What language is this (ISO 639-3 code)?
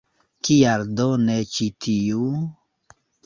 epo